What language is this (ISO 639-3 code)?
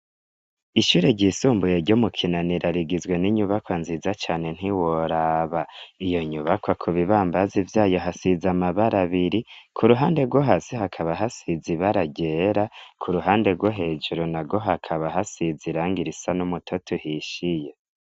run